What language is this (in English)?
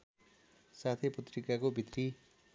Nepali